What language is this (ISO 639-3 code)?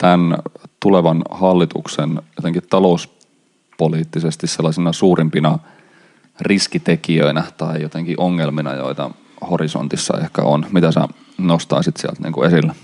fin